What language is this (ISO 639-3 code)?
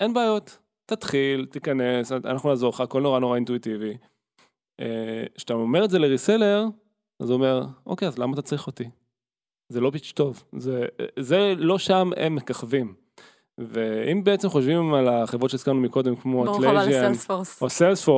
heb